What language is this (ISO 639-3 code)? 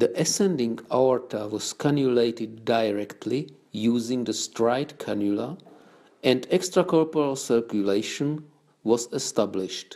eng